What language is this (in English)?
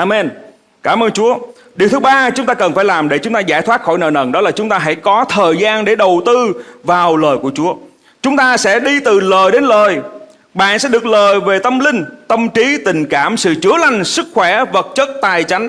Vietnamese